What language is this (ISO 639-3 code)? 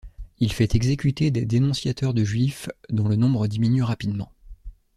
fra